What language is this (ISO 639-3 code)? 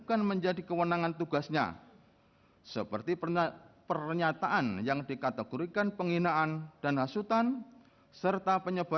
ind